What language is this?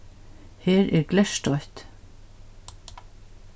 Faroese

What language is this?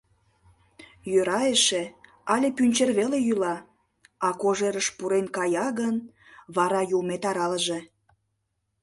Mari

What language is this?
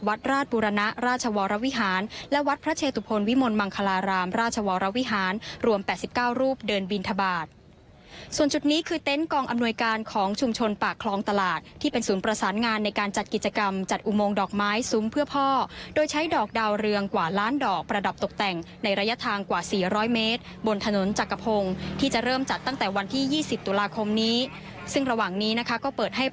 Thai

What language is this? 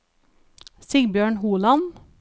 Norwegian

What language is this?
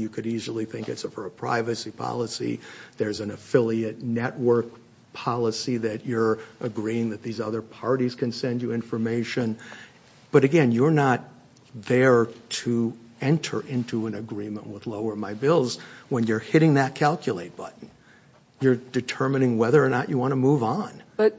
English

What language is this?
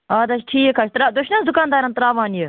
Kashmiri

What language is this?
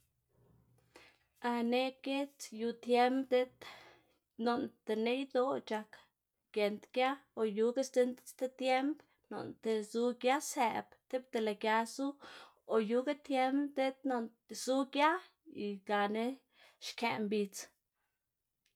Xanaguía Zapotec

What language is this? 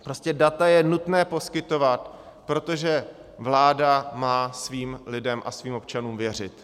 Czech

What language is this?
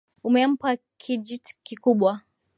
Swahili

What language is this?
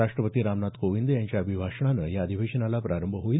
Marathi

